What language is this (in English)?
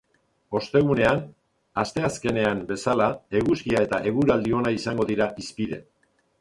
Basque